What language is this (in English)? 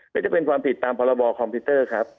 Thai